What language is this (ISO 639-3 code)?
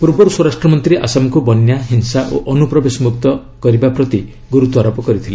ori